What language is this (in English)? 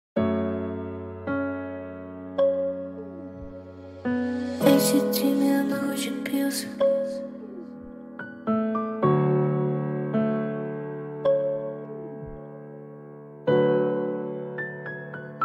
Korean